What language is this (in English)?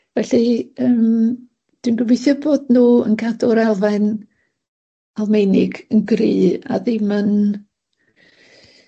Welsh